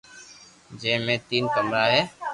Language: Loarki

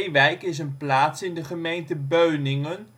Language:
Dutch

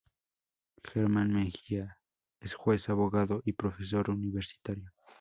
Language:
Spanish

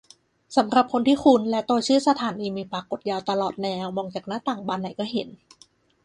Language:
Thai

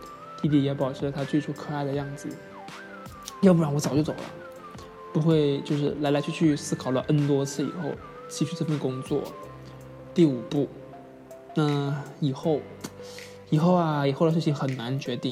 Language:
Chinese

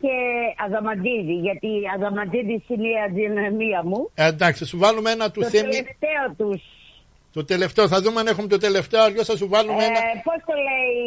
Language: Greek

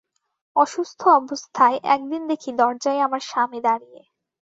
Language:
Bangla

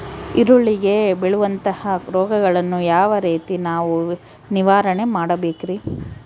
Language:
Kannada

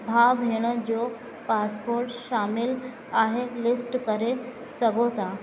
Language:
Sindhi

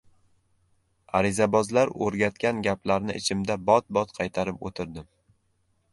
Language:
Uzbek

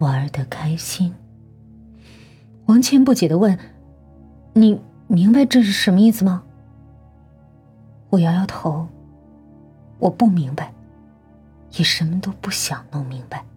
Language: Chinese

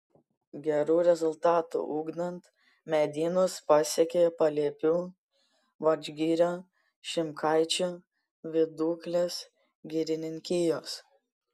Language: Lithuanian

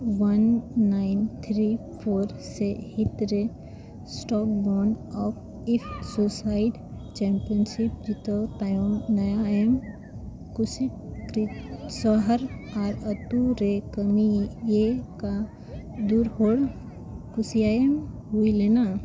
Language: Santali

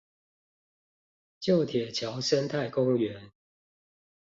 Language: Chinese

